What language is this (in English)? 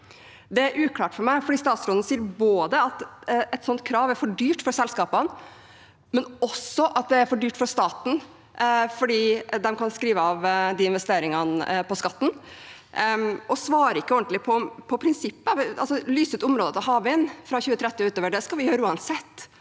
Norwegian